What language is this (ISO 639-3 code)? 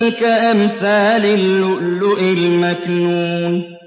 ara